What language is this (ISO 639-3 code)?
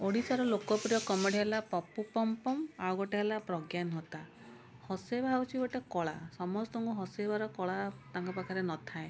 ori